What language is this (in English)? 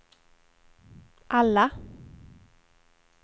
Swedish